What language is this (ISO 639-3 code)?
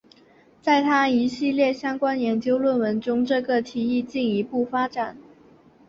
zho